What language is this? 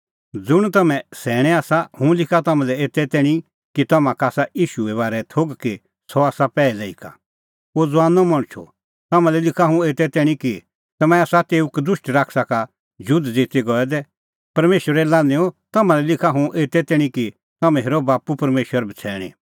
Kullu Pahari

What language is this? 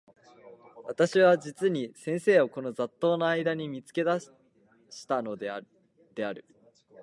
Japanese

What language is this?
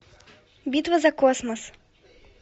Russian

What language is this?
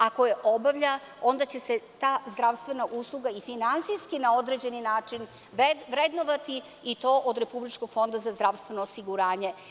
Serbian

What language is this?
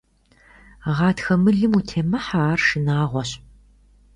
Kabardian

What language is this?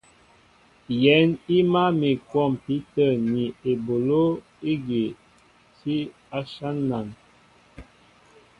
Mbo (Cameroon)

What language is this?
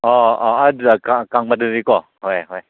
Manipuri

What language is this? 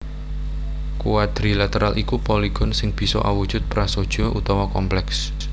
Javanese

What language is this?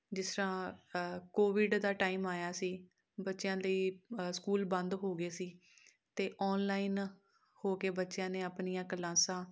Punjabi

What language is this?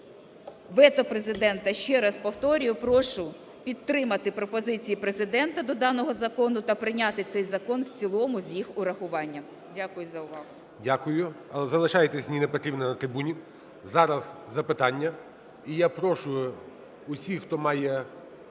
Ukrainian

